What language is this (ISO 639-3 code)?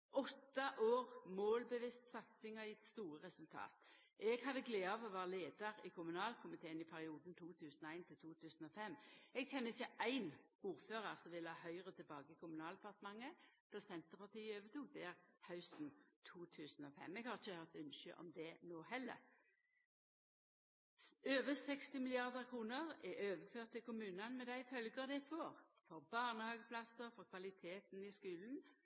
nno